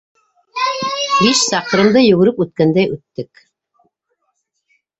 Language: Bashkir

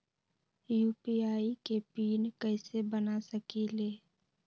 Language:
Magahi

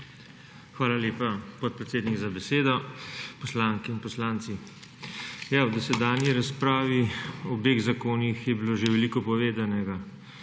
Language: Slovenian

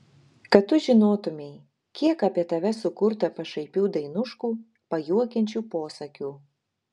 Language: Lithuanian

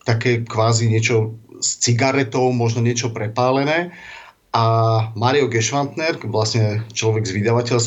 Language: Slovak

